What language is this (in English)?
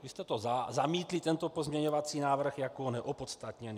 Czech